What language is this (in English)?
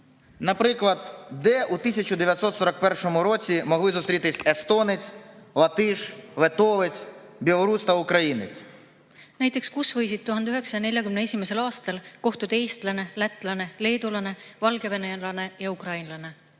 Estonian